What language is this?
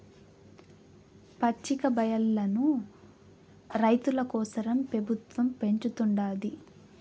Telugu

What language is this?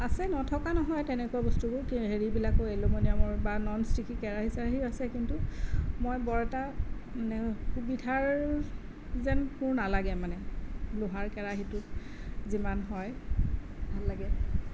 Assamese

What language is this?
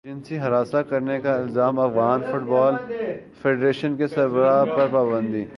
Urdu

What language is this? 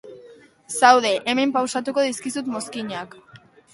Basque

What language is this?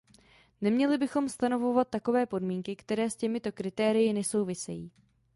Czech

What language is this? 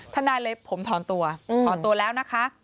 Thai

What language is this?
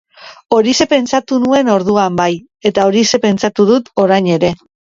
Basque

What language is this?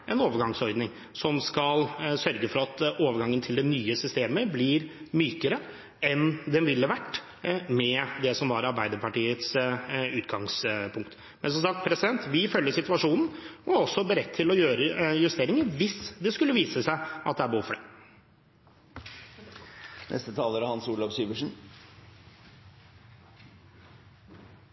Norwegian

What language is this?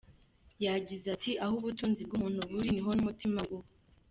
Kinyarwanda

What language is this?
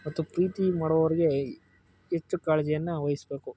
Kannada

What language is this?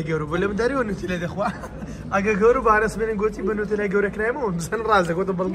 Arabic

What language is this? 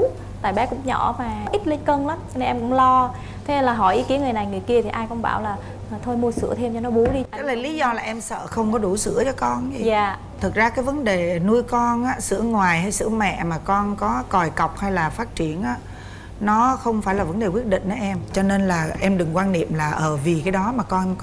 Vietnamese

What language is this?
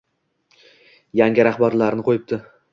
Uzbek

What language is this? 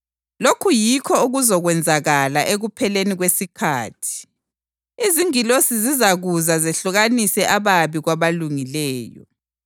North Ndebele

